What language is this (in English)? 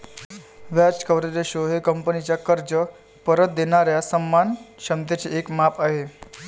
Marathi